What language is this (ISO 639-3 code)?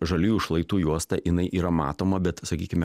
lit